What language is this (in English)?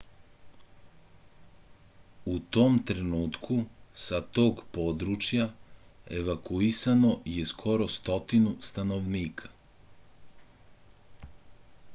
Serbian